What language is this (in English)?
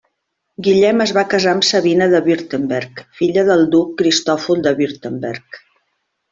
Catalan